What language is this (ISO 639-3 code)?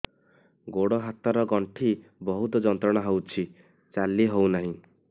ori